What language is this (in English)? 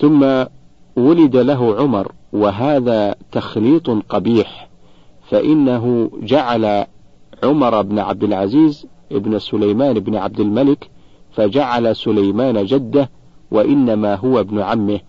Arabic